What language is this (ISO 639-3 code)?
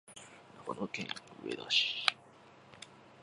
jpn